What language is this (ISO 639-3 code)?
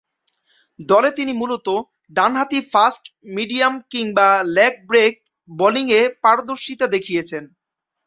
ben